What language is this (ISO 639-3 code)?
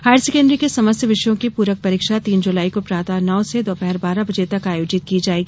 hin